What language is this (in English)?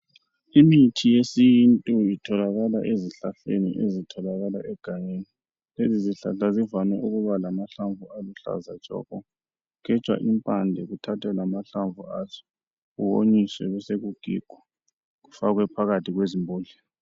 North Ndebele